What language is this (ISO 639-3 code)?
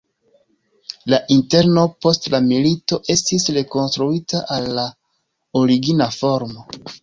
epo